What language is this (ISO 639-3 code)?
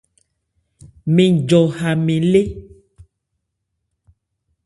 ebr